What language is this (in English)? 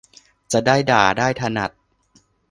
Thai